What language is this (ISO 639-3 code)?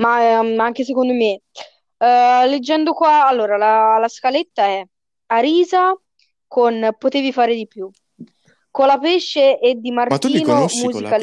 ita